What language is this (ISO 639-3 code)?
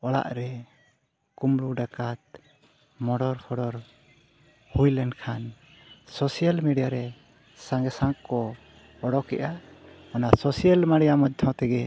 sat